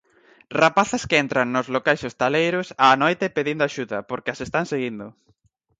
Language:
Galician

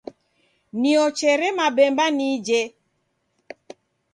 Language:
Taita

